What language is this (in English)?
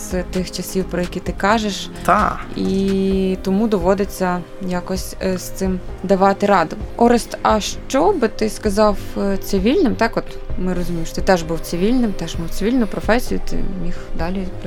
Ukrainian